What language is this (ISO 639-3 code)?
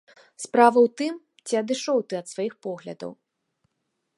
bel